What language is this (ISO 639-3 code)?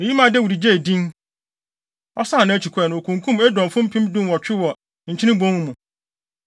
aka